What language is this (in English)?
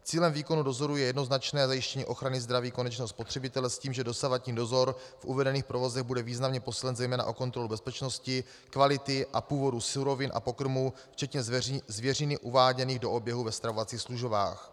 Czech